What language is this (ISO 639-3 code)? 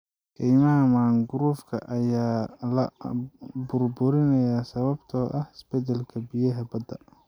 som